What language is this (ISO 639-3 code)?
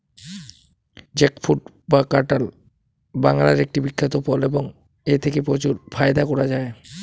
ben